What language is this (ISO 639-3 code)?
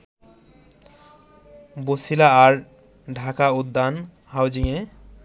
ben